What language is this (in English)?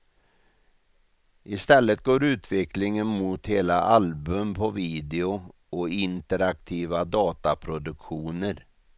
Swedish